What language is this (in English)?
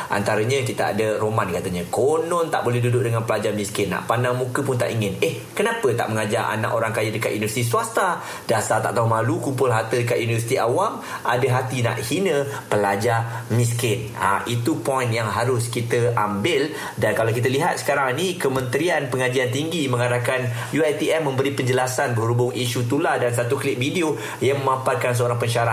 Malay